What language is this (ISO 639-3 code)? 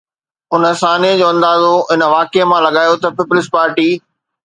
snd